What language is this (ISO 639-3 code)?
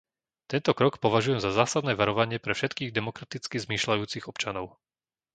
slk